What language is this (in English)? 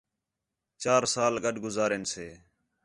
Khetrani